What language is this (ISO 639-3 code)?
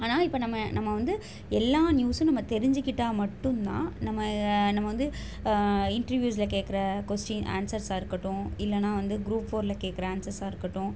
tam